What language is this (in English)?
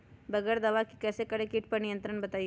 Magahi